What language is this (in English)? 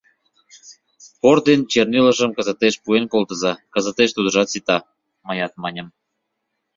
Mari